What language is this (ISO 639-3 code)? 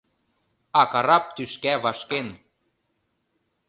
chm